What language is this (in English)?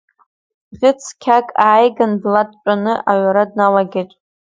Abkhazian